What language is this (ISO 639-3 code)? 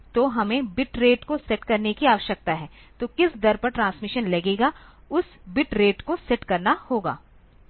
hin